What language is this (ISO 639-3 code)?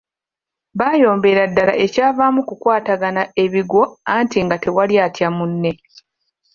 lug